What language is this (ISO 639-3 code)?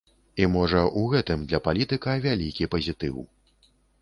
bel